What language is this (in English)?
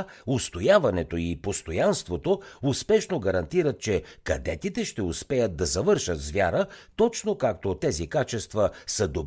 Bulgarian